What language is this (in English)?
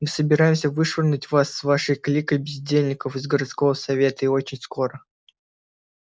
Russian